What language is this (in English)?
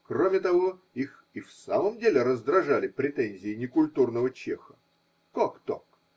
Russian